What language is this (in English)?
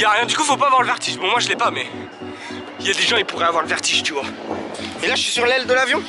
French